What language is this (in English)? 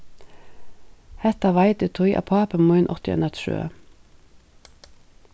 Faroese